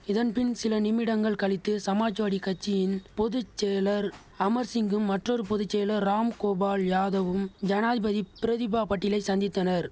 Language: Tamil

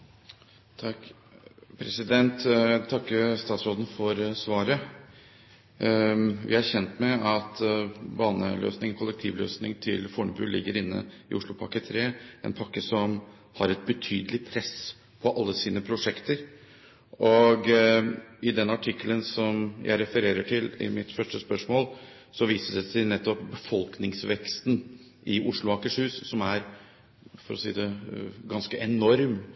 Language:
Norwegian Bokmål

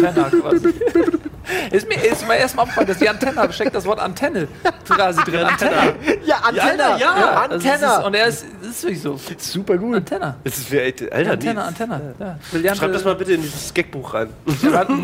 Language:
German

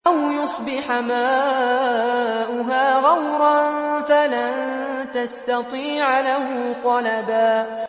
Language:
Arabic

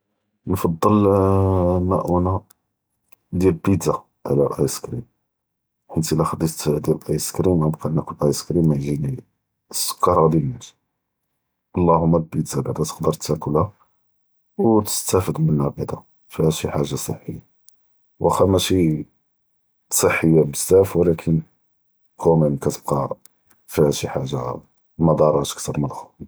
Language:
Judeo-Arabic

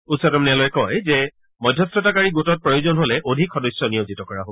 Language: Assamese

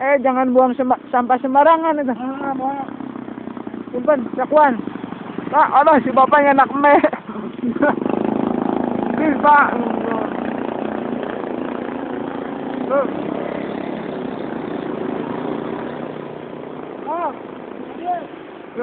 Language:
Indonesian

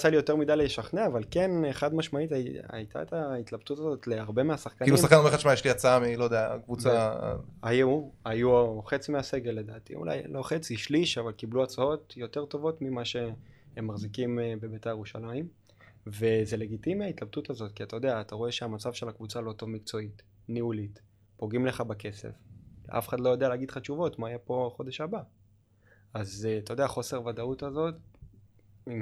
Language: Hebrew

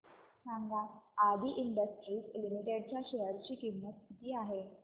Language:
Marathi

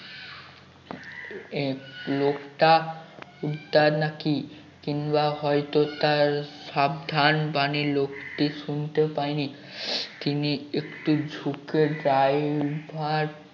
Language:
Bangla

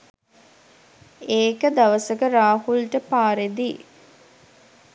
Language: Sinhala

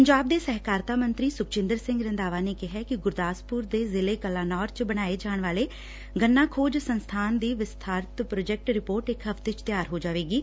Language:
Punjabi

